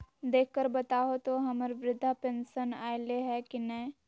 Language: Magahi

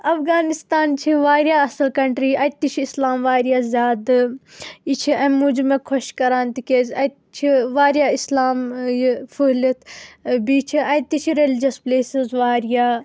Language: Kashmiri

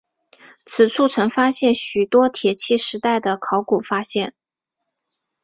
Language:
Chinese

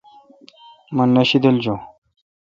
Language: Kalkoti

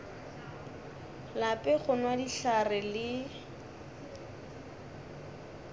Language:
Northern Sotho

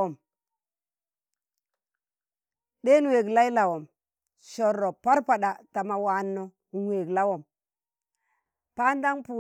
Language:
Tangale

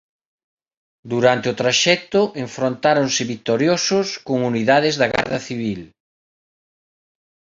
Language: Galician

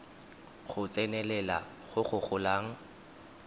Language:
Tswana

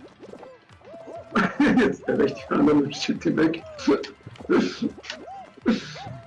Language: German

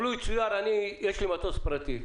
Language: Hebrew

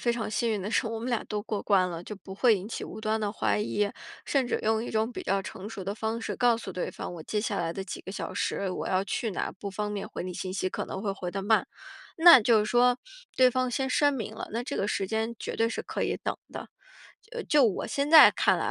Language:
Chinese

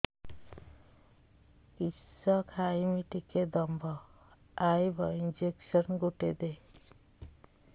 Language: Odia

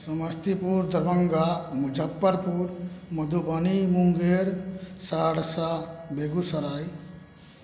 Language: Maithili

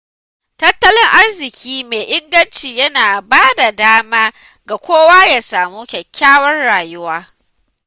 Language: Hausa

